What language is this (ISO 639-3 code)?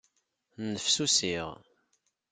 kab